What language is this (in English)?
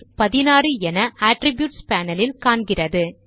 Tamil